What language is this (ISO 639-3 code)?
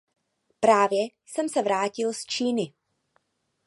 ces